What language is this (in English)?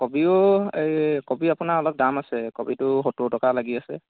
Assamese